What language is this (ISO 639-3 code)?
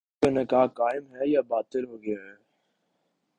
urd